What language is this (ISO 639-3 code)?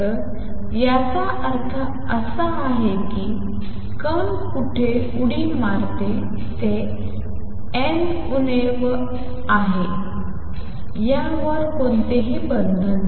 mar